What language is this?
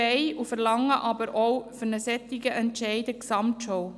Swiss German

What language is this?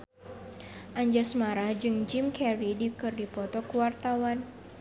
Sundanese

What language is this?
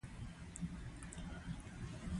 Pashto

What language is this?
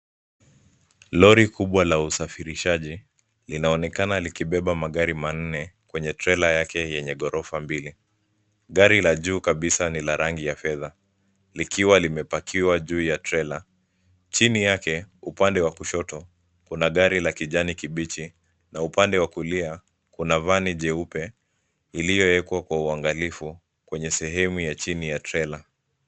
Swahili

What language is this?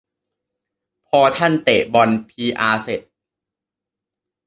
Thai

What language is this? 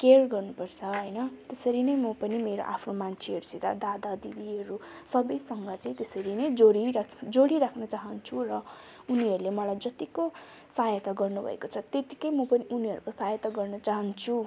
Nepali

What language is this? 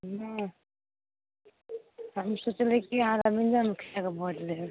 Maithili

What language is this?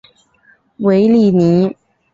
Chinese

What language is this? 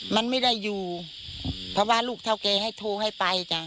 Thai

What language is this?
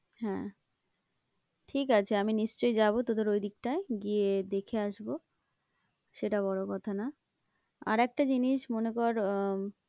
Bangla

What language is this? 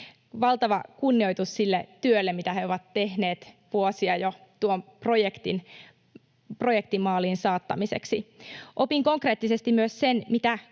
Finnish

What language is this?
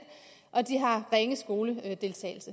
Danish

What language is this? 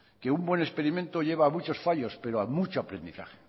Spanish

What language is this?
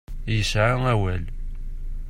Kabyle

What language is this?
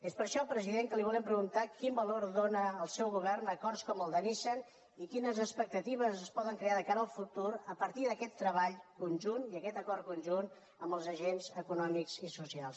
Catalan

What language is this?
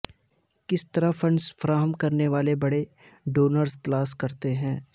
Urdu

